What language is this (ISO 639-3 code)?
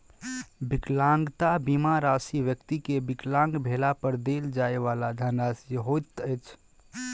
mai